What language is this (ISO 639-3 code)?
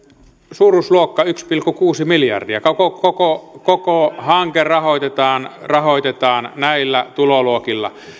fin